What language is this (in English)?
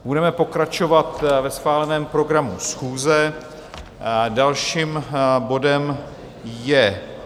Czech